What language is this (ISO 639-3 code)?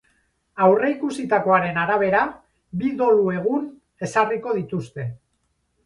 eus